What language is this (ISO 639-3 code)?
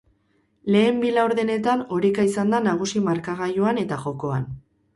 eus